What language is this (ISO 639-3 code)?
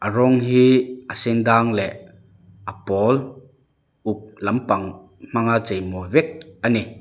lus